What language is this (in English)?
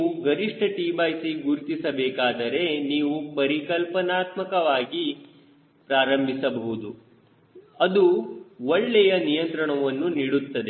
Kannada